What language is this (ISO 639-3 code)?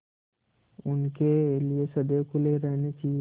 hin